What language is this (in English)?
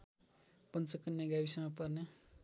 Nepali